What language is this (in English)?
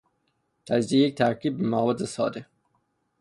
Persian